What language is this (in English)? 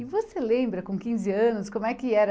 Portuguese